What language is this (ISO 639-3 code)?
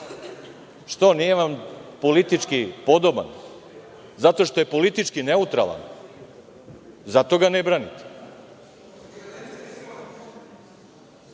srp